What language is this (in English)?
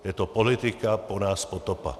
Czech